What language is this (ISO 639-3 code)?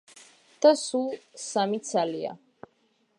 kat